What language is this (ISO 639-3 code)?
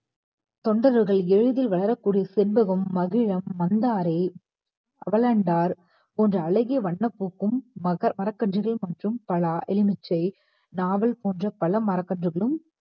tam